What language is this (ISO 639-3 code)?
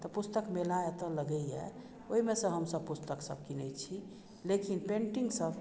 mai